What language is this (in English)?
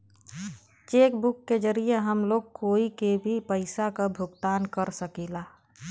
Bhojpuri